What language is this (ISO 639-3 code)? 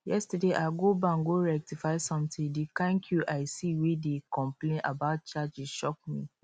pcm